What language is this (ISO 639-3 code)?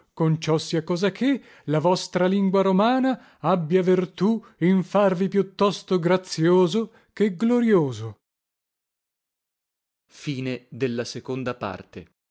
ita